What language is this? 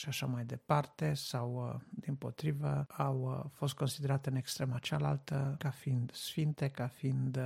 Romanian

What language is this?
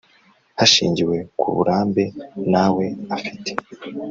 Kinyarwanda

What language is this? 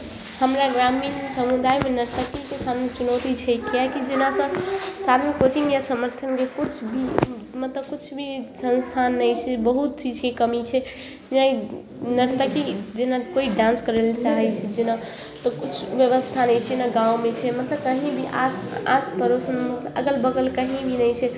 Maithili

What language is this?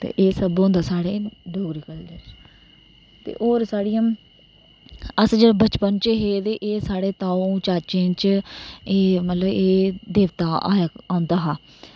Dogri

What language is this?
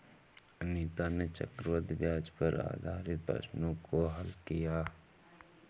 Hindi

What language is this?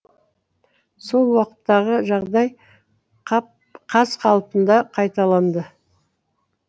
Kazakh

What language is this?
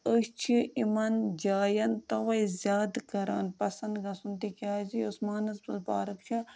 Kashmiri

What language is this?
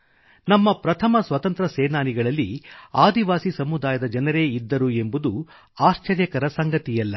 Kannada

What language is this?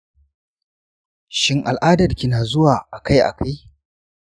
Hausa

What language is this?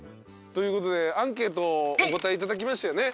Japanese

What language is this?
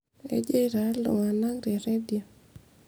Masai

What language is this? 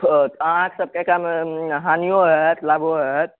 Maithili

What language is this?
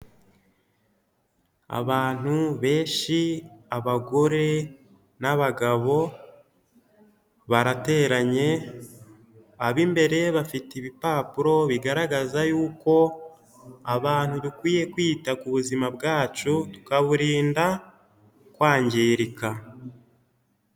Kinyarwanda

